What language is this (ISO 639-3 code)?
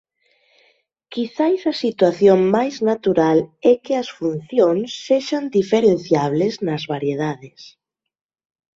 glg